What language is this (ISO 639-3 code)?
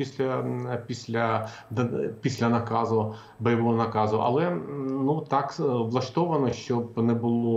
ukr